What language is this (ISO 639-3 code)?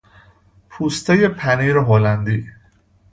fas